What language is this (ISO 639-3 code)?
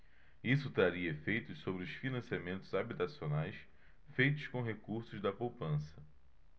por